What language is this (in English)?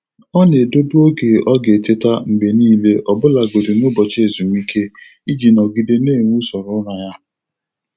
Igbo